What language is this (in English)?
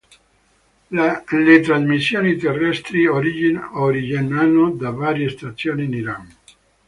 Italian